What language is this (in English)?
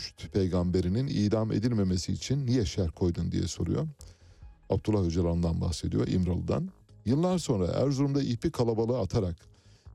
Turkish